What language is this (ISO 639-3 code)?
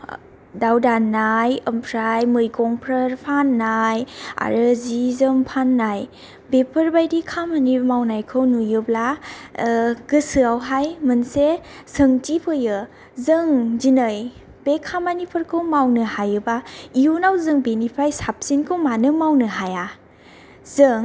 brx